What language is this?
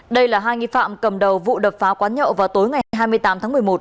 Vietnamese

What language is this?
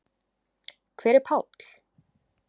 Icelandic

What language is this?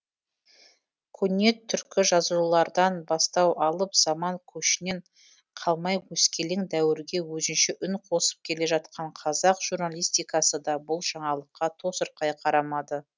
Kazakh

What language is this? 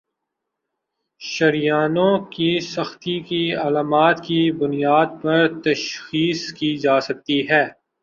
Urdu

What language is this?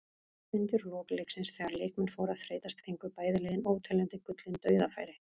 Icelandic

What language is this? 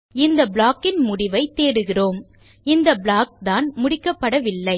Tamil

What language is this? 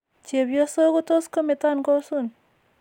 Kalenjin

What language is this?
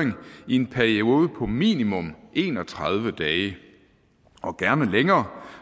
Danish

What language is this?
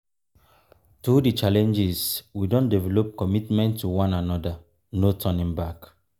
Nigerian Pidgin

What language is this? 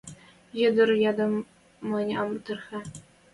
Western Mari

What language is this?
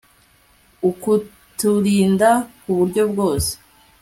Kinyarwanda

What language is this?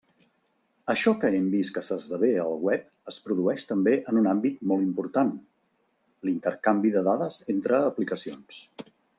Catalan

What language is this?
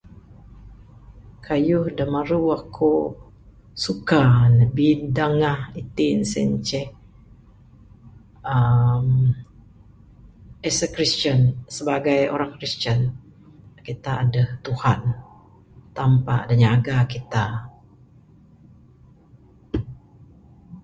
Bukar-Sadung Bidayuh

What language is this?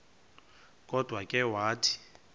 Xhosa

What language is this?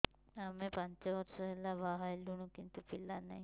Odia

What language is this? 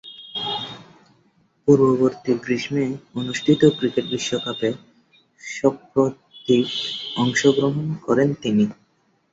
Bangla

